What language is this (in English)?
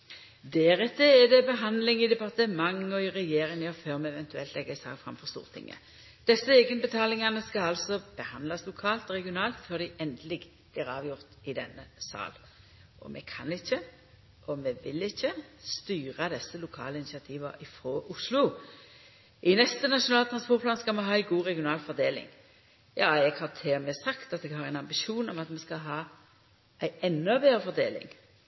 Norwegian Nynorsk